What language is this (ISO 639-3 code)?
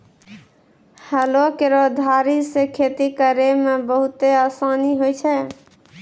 mai